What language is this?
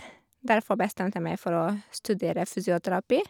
Norwegian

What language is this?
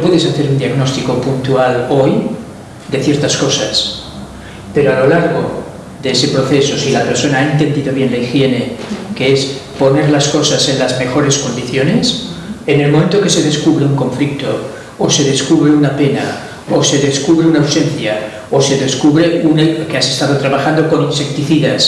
Spanish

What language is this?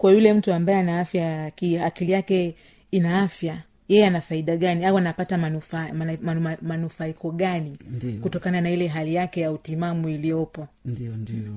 Swahili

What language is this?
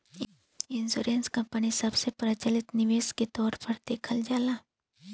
Bhojpuri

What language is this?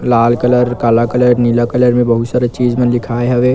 Chhattisgarhi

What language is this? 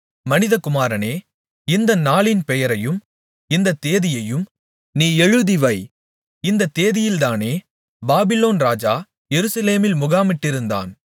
Tamil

